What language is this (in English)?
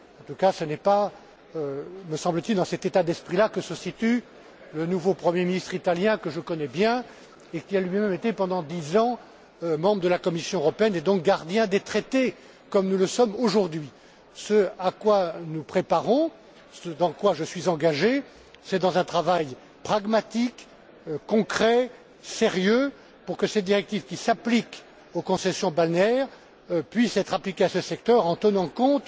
French